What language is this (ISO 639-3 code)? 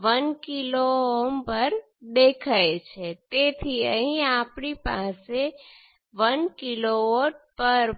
guj